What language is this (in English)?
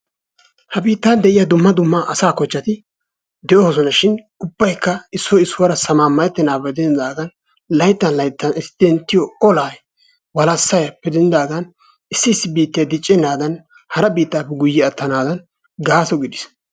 Wolaytta